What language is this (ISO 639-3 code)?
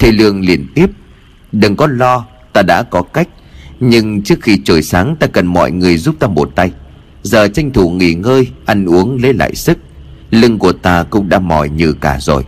vie